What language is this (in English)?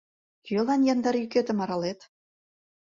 Mari